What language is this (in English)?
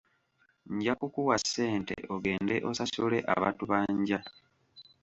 Ganda